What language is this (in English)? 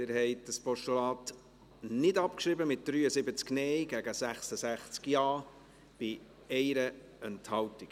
Swiss German